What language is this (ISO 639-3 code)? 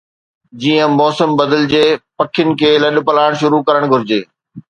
snd